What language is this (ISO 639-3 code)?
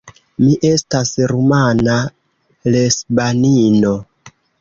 epo